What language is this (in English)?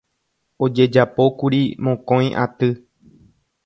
Guarani